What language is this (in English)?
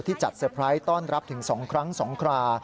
Thai